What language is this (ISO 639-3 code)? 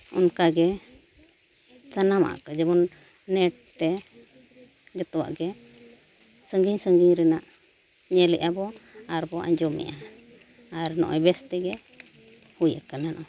sat